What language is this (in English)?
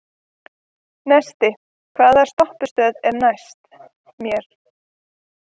Icelandic